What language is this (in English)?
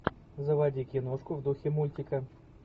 Russian